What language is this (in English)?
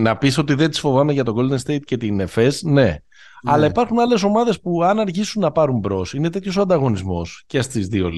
Greek